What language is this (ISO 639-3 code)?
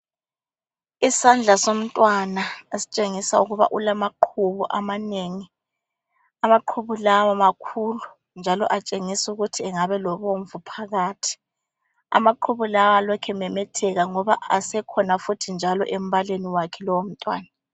nde